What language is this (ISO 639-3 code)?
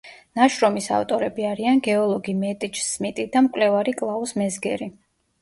kat